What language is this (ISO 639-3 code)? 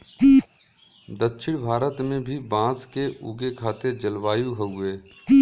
bho